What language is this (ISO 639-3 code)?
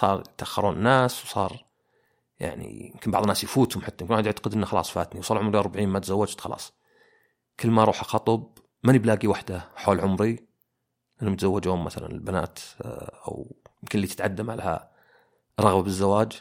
ara